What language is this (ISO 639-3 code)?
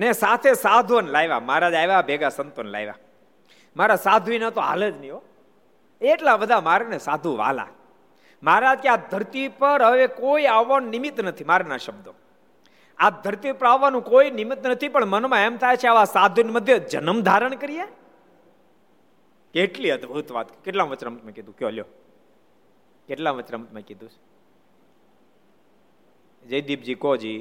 guj